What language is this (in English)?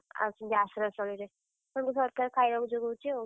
Odia